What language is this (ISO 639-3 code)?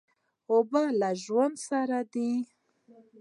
pus